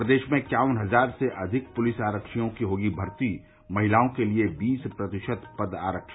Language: Hindi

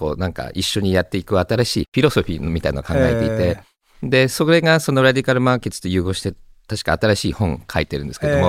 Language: Japanese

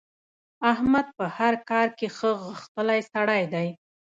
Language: Pashto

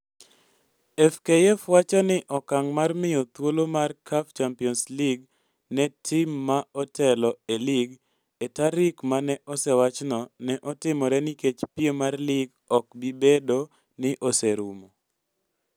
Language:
Luo (Kenya and Tanzania)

